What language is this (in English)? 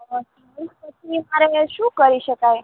Gujarati